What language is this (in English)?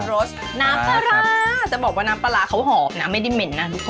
Thai